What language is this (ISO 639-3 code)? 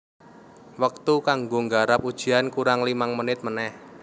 jav